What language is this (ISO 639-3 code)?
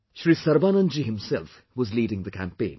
eng